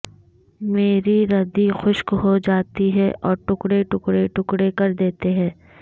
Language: Urdu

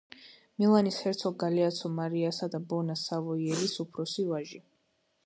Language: Georgian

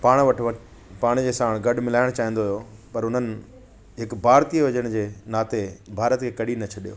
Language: Sindhi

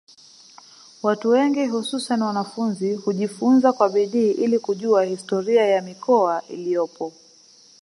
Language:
Swahili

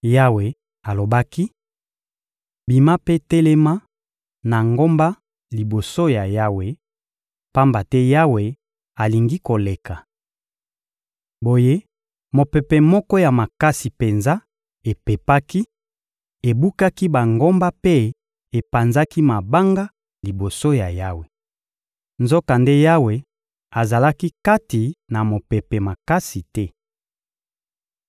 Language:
Lingala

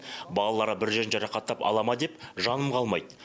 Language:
Kazakh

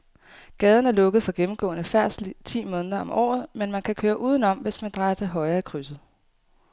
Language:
Danish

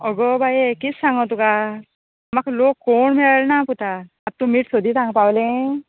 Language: Konkani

